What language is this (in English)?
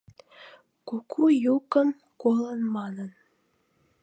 Mari